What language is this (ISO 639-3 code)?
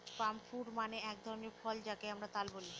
ben